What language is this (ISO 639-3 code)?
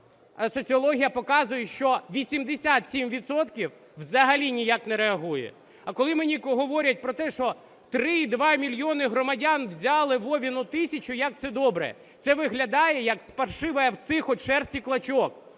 ukr